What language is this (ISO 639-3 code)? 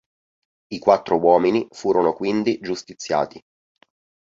ita